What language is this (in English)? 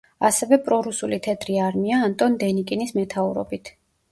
Georgian